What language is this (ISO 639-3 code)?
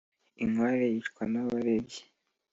kin